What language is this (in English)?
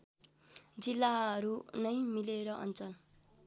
Nepali